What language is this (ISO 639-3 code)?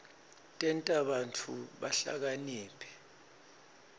ssw